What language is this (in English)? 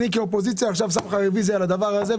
Hebrew